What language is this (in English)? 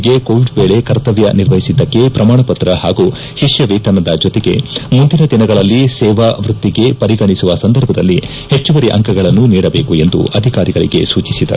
Kannada